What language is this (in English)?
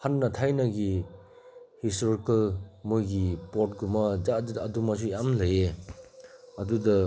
Manipuri